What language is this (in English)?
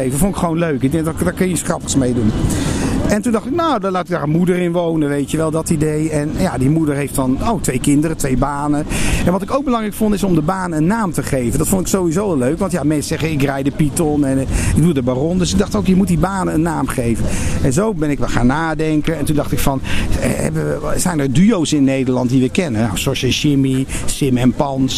Dutch